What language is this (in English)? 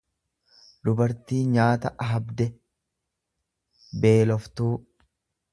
Oromo